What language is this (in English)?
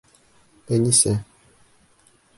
Bashkir